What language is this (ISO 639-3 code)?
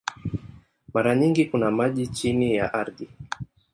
swa